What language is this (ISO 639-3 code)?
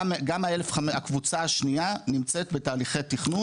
heb